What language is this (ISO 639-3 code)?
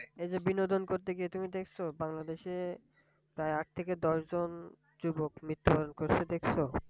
ben